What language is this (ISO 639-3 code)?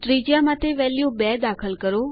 guj